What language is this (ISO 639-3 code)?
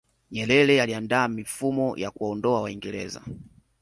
swa